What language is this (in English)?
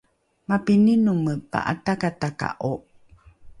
Rukai